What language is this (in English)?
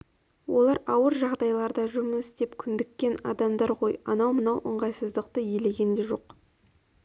Kazakh